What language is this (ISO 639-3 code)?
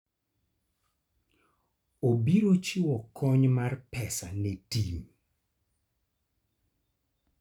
luo